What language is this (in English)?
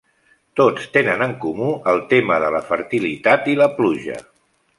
Catalan